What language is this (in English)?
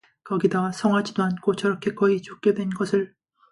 Korean